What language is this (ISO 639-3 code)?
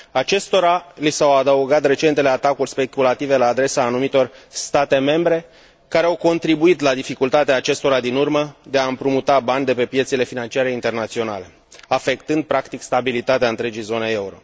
ron